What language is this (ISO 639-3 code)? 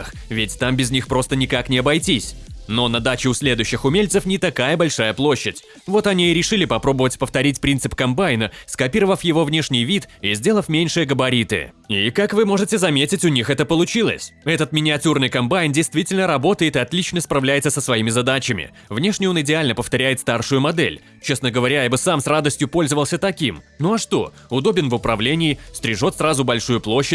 rus